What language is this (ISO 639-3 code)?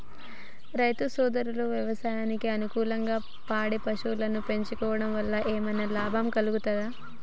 tel